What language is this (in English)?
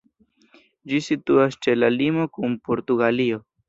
Esperanto